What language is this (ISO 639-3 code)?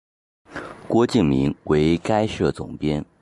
zho